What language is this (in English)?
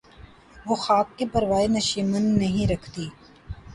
Urdu